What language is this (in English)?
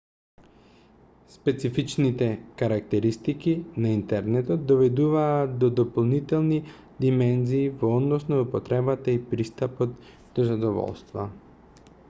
Macedonian